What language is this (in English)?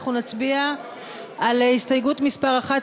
Hebrew